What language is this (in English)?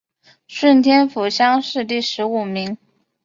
Chinese